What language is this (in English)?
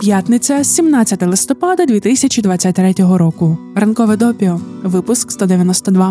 Ukrainian